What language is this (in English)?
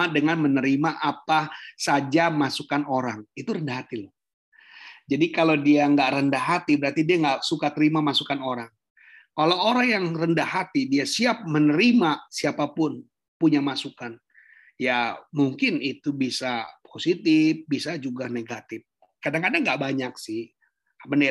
Indonesian